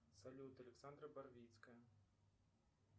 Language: Russian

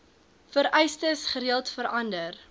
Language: Afrikaans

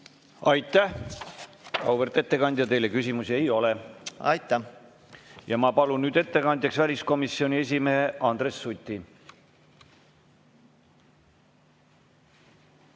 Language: Estonian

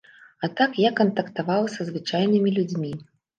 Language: Belarusian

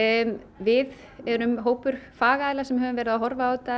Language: Icelandic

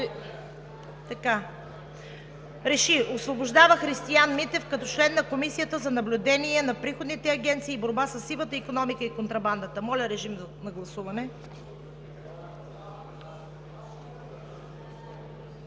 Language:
Bulgarian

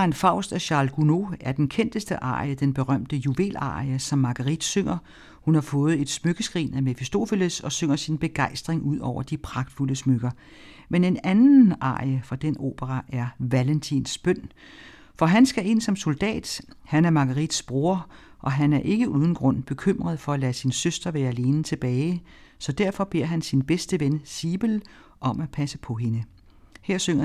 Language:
Danish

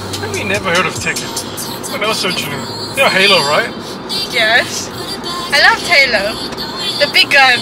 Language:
English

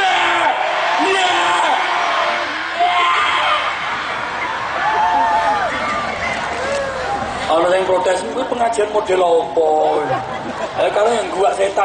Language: Indonesian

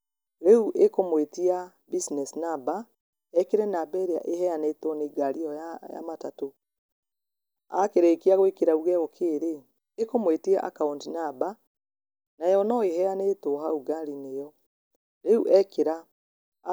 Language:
Kikuyu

